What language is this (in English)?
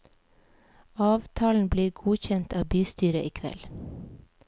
Norwegian